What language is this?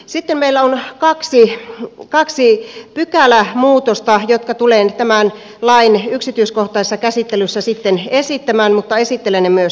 Finnish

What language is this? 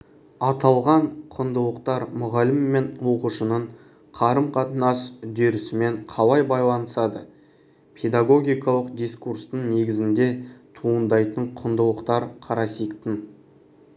Kazakh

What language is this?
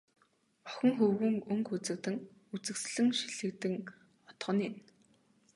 Mongolian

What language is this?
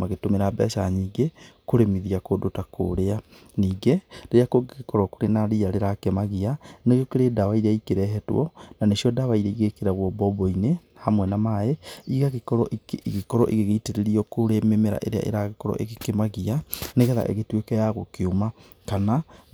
Kikuyu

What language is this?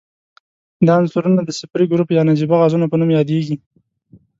Pashto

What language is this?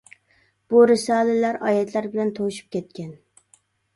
Uyghur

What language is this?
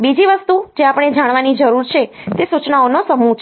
Gujarati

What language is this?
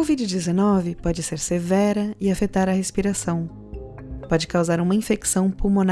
Portuguese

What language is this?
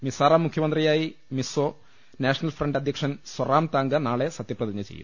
Malayalam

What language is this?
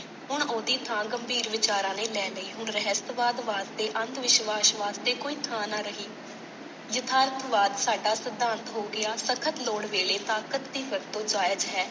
Punjabi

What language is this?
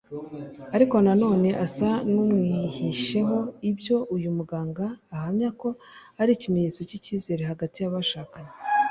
Kinyarwanda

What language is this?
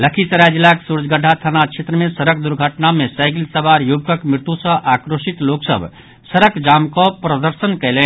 Maithili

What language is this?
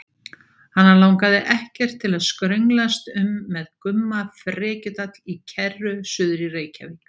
Icelandic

